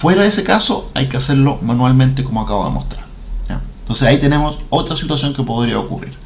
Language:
Spanish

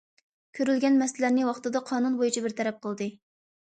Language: Uyghur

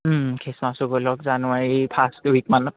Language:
Assamese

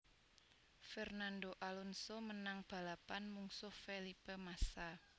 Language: Javanese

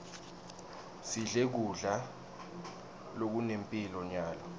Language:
Swati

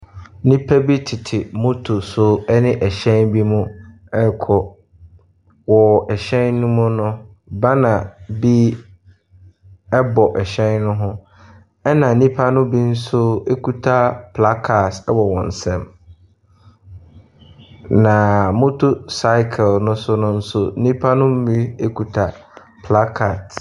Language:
Akan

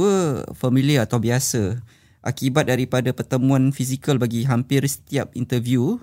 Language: Malay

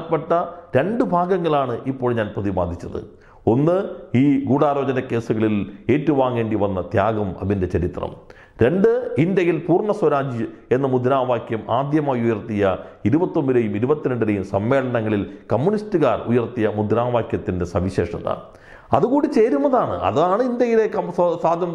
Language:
Malayalam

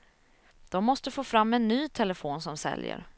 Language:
Swedish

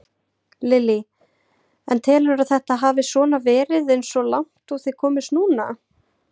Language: Icelandic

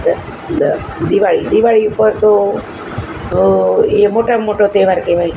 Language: Gujarati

